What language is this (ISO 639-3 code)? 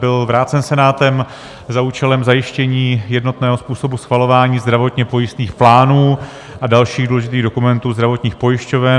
ces